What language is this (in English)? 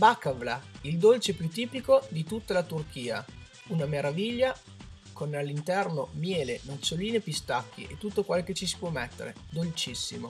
Italian